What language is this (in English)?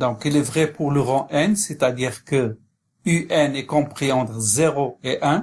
French